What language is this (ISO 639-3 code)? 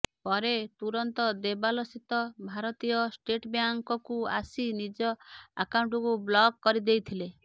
ori